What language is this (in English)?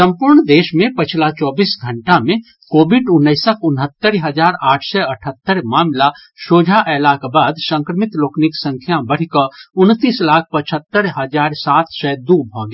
Maithili